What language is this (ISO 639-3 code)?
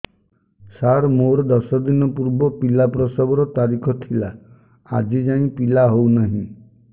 ori